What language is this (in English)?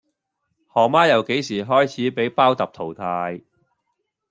Cantonese